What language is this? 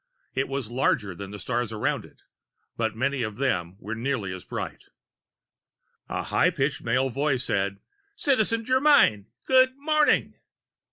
English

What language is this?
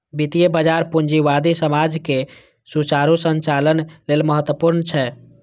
Maithili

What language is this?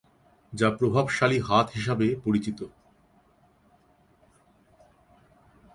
Bangla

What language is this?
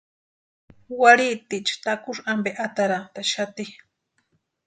Western Highland Purepecha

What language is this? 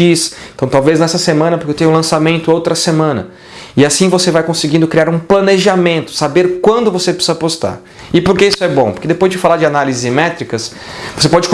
Portuguese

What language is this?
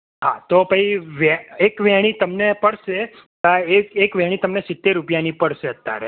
Gujarati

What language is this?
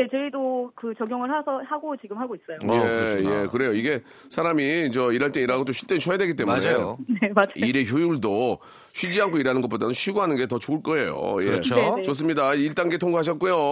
Korean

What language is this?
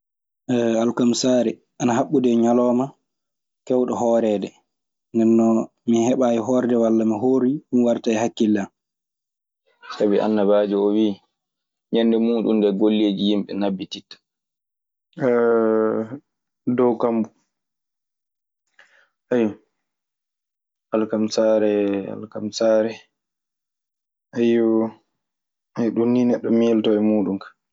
Maasina Fulfulde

